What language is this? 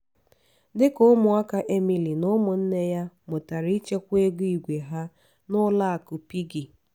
Igbo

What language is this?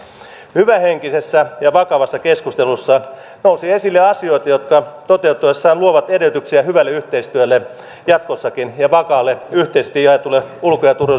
Finnish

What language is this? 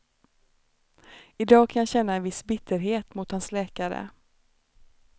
Swedish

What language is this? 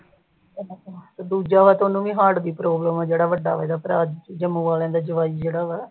Punjabi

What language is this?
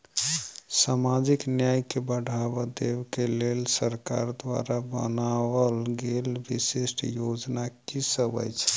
Maithili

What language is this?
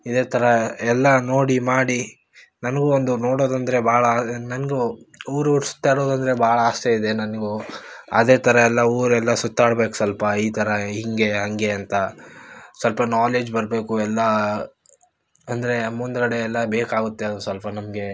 Kannada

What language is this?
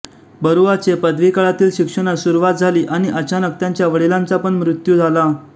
Marathi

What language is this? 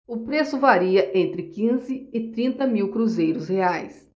Portuguese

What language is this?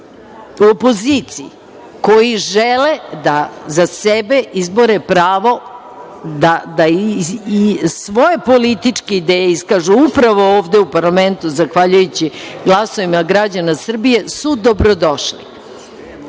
Serbian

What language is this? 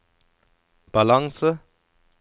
Norwegian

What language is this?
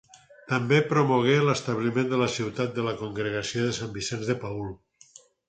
Catalan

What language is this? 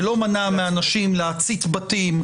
Hebrew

